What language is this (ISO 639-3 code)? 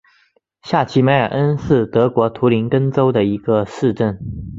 zho